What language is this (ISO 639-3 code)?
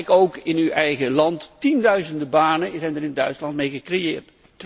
nld